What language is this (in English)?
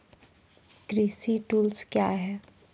Maithili